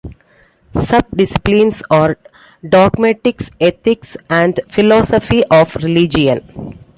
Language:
English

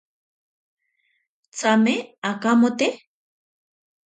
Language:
Ashéninka Perené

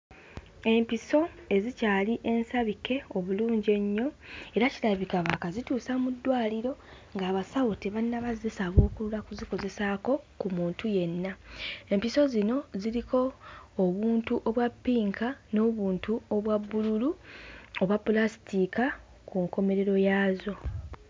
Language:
Ganda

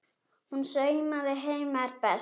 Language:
Icelandic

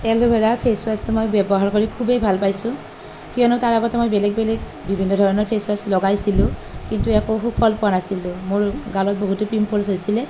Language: Assamese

